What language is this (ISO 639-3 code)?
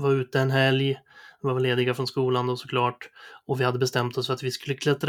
swe